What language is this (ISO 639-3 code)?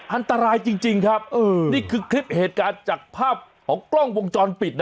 tha